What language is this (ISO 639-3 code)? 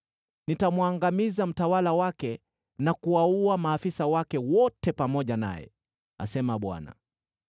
swa